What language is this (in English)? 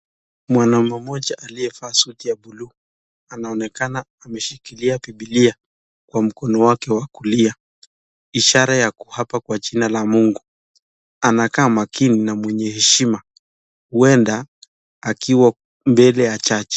Swahili